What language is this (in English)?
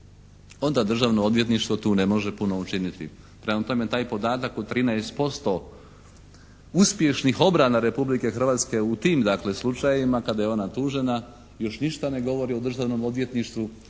Croatian